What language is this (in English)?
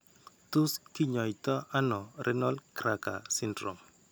Kalenjin